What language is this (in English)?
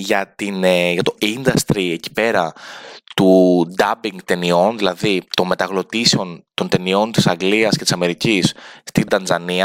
Greek